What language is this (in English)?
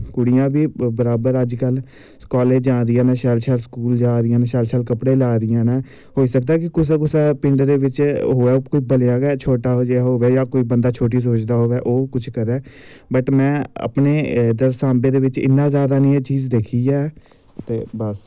Dogri